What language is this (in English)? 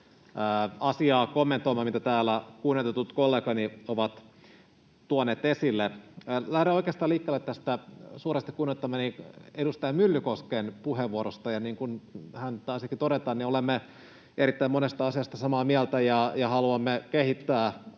Finnish